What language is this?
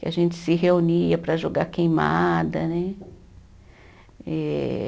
Portuguese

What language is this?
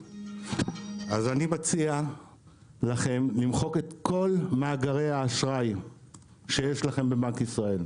Hebrew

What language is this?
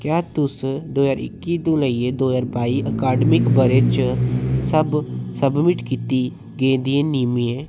Dogri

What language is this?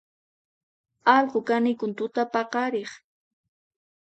Puno Quechua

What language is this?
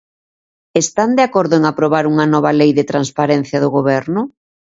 Galician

